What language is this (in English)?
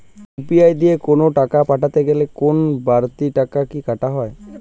Bangla